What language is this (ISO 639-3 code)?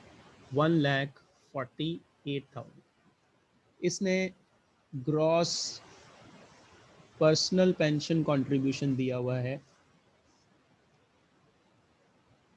hin